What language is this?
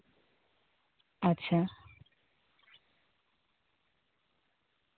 Santali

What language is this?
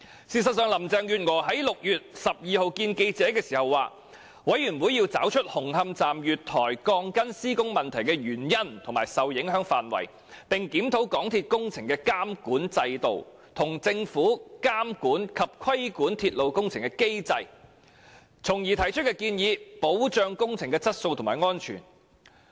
Cantonese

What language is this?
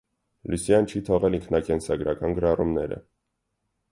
Armenian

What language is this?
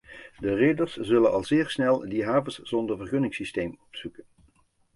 Dutch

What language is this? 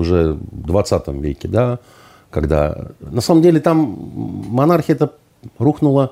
Russian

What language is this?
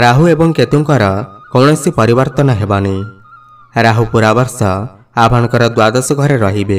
Hindi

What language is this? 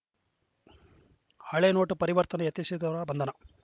Kannada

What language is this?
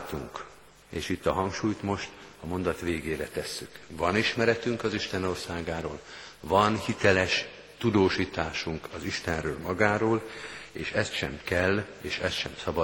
Hungarian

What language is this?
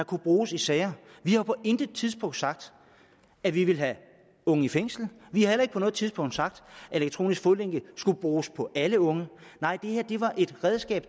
Danish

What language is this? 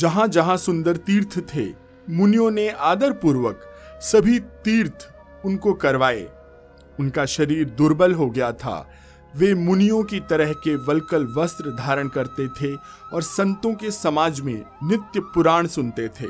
Hindi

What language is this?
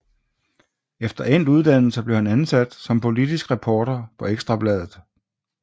Danish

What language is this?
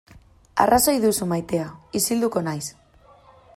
Basque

